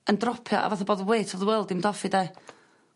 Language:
Welsh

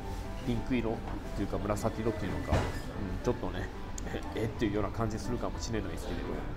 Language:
Japanese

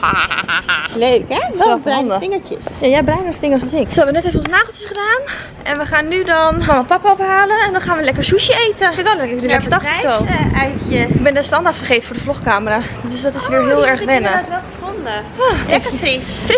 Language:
Dutch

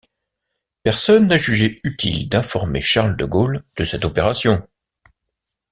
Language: French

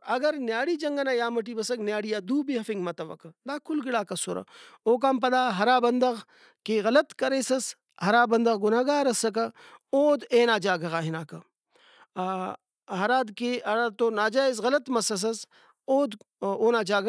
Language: Brahui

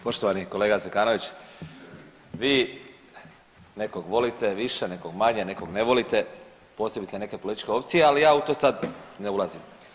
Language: Croatian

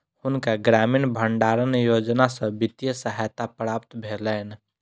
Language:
Maithili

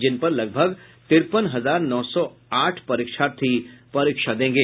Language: Hindi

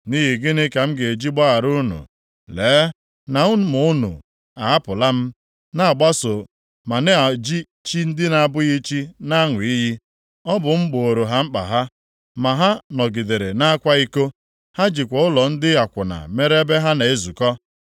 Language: Igbo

